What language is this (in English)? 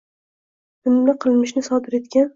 Uzbek